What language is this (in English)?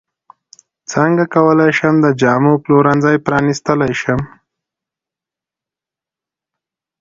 Pashto